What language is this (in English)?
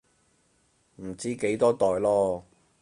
Cantonese